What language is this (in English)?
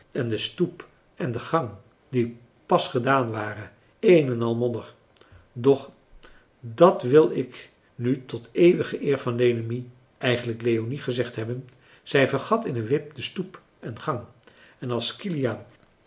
Dutch